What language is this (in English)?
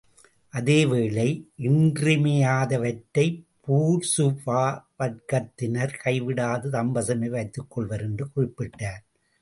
Tamil